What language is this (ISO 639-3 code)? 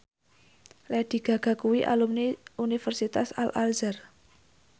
jav